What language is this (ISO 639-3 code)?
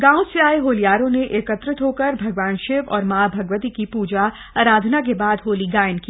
hin